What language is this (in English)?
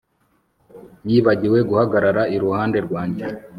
Kinyarwanda